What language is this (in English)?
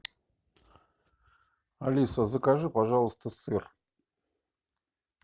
Russian